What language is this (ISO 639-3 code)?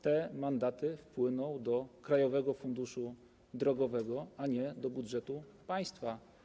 pol